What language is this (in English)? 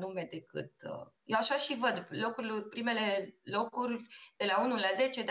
Romanian